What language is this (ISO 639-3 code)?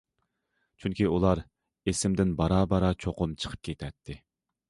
uig